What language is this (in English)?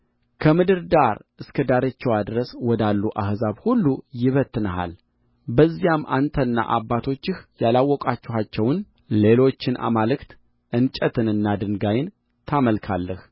Amharic